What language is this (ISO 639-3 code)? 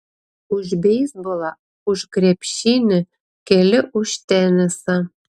lit